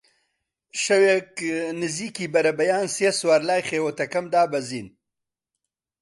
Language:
Central Kurdish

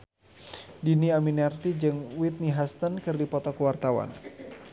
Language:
Sundanese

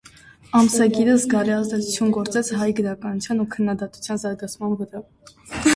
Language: Armenian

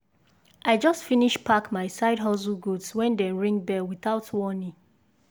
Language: Nigerian Pidgin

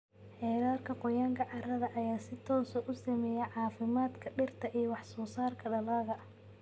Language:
Somali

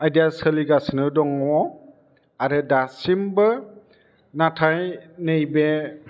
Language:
Bodo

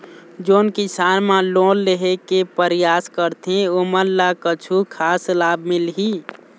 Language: Chhattisgarhi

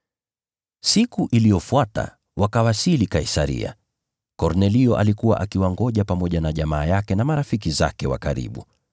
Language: Swahili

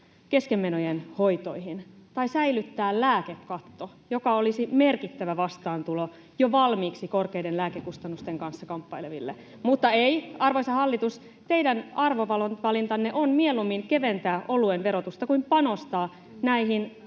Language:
Finnish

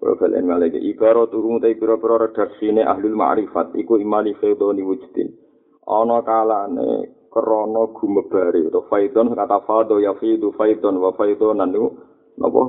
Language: Malay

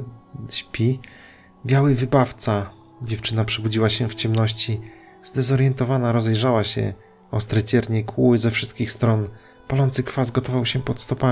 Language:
Polish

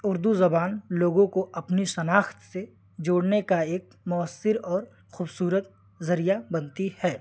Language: Urdu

